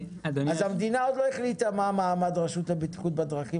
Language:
Hebrew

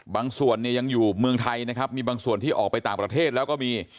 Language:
Thai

